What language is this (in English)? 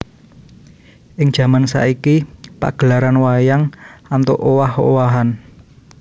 Javanese